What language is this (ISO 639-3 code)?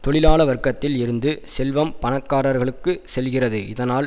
tam